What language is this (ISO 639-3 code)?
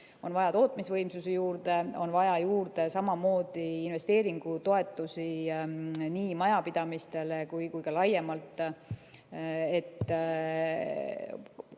est